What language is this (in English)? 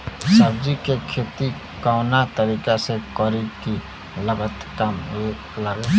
Bhojpuri